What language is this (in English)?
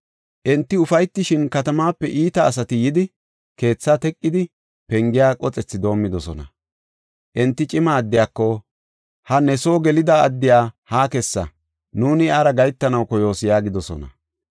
Gofa